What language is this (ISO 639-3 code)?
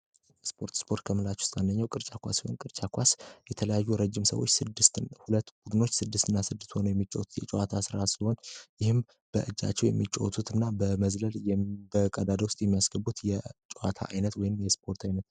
amh